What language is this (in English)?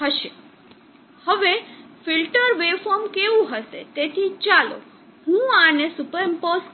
Gujarati